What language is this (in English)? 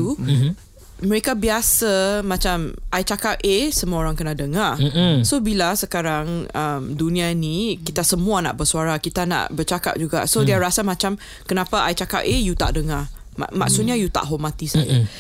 Malay